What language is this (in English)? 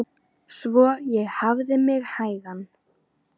Icelandic